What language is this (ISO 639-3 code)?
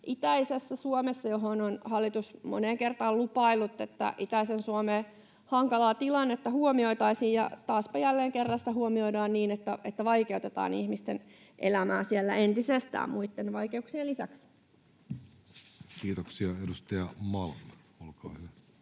fin